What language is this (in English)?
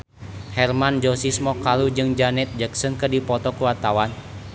Sundanese